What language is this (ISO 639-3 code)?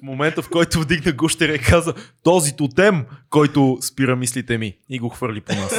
bul